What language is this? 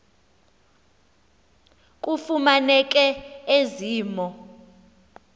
Xhosa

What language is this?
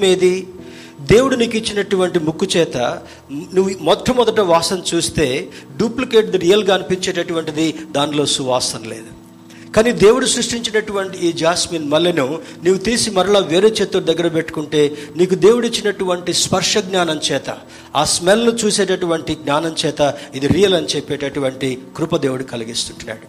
Telugu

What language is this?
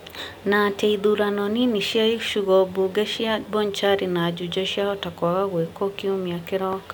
Kikuyu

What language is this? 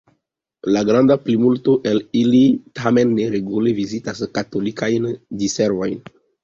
Esperanto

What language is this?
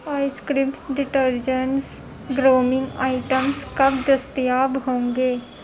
Urdu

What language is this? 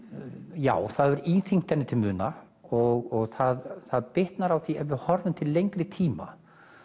Icelandic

